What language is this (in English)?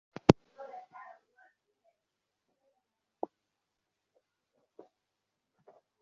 Bangla